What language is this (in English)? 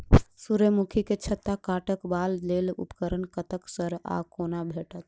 Maithili